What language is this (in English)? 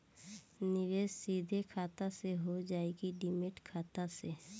Bhojpuri